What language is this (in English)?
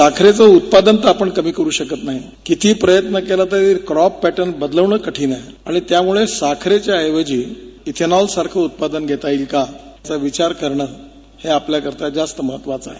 Marathi